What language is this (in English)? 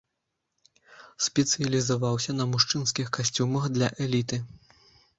Belarusian